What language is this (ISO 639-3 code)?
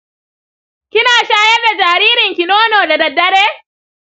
hau